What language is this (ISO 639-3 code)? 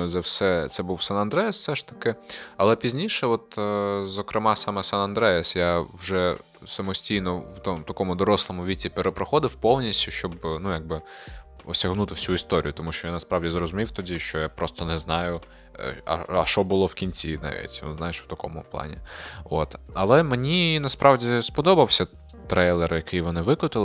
ukr